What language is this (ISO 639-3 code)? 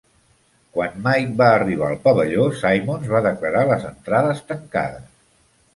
cat